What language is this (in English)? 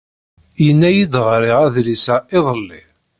Kabyle